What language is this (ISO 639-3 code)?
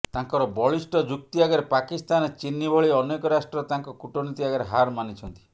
ori